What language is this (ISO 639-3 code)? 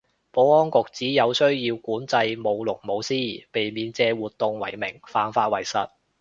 yue